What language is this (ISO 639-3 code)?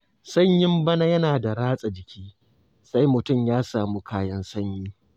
hau